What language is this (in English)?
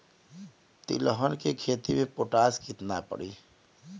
Bhojpuri